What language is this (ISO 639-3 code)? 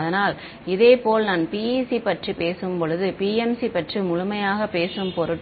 tam